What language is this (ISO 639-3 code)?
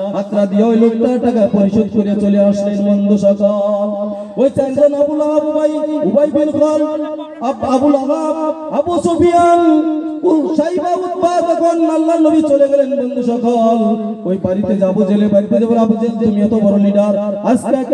ara